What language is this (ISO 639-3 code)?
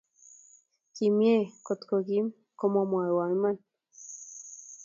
kln